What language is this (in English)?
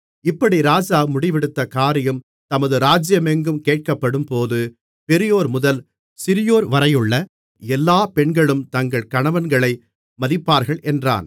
Tamil